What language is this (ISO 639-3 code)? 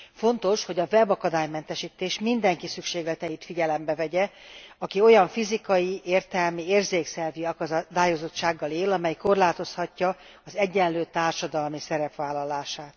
hun